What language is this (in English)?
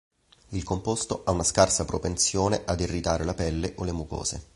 Italian